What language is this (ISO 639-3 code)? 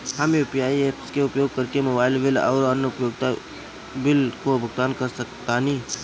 bho